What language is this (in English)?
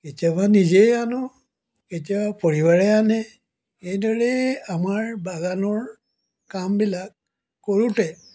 Assamese